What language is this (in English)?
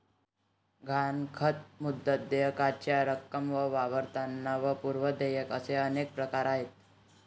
Marathi